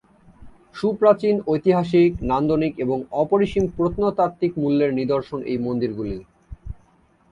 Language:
Bangla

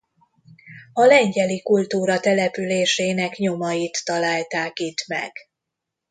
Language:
Hungarian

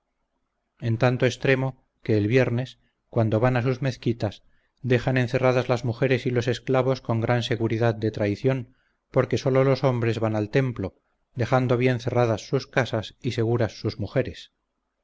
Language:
Spanish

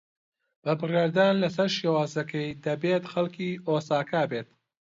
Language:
Central Kurdish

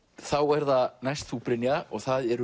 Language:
Icelandic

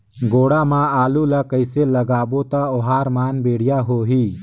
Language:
Chhattisgarhi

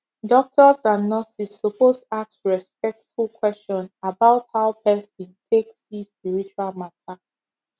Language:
Nigerian Pidgin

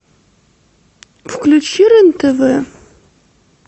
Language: Russian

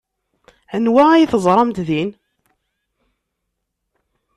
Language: Kabyle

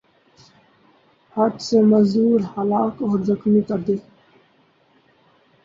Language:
Urdu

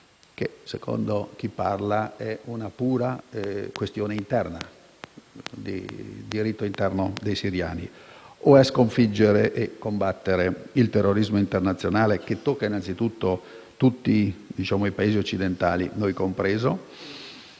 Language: Italian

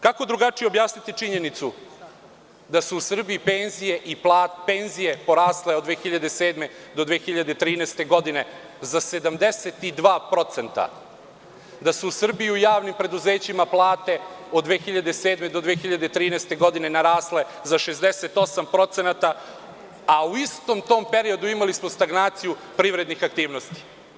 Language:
Serbian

